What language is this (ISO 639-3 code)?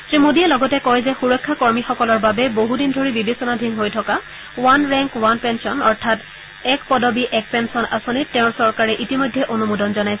asm